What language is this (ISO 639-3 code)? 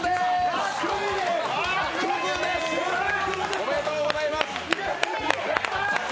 jpn